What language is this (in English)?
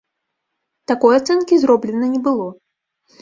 Belarusian